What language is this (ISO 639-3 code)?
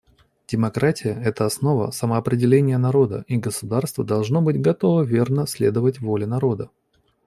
rus